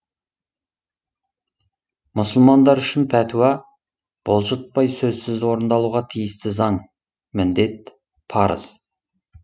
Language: Kazakh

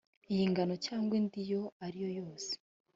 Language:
Kinyarwanda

